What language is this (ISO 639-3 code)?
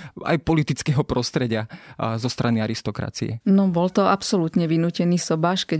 slk